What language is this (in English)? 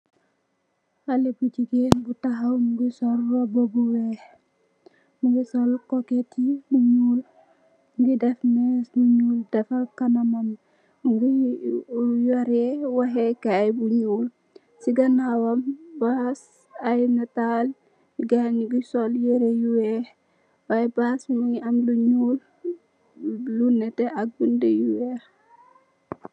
Wolof